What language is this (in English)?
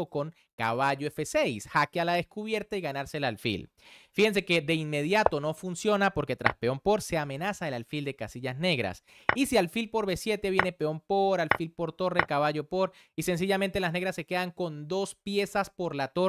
Spanish